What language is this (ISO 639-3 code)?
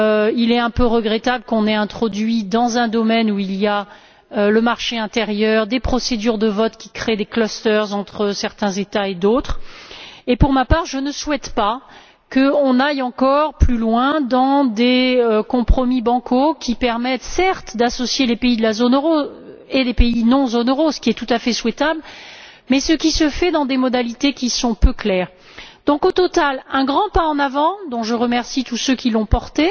fra